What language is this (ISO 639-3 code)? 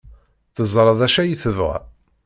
kab